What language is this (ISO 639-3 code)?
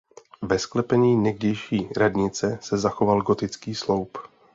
ces